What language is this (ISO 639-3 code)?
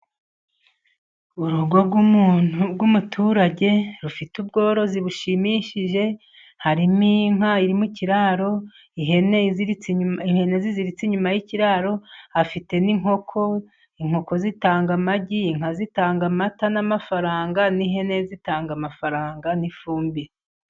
kin